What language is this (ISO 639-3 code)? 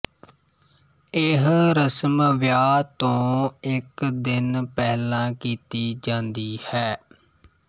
pan